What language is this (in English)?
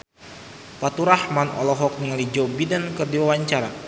Sundanese